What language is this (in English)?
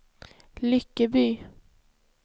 Swedish